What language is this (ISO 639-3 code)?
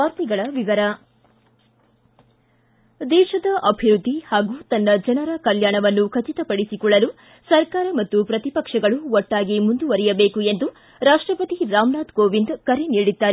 kan